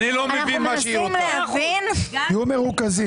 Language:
Hebrew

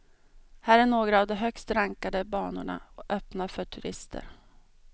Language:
Swedish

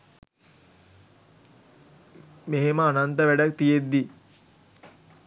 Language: Sinhala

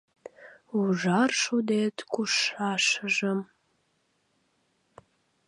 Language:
Mari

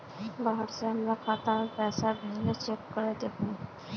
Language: Magahi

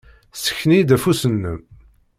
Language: Kabyle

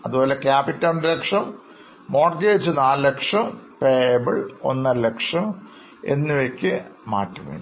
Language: Malayalam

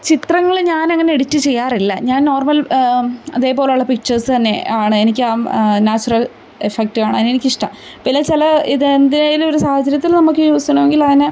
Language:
Malayalam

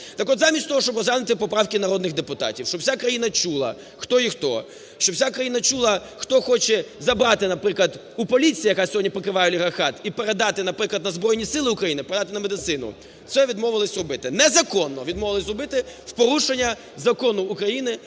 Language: Ukrainian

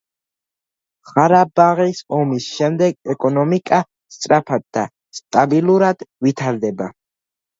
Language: Georgian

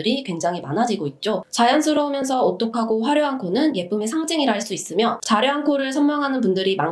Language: Korean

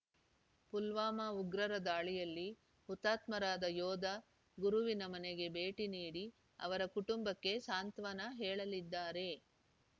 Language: Kannada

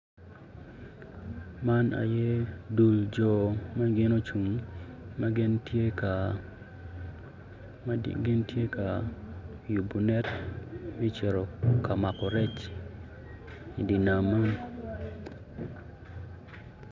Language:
Acoli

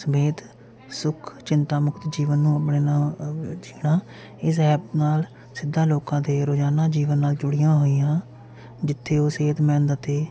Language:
Punjabi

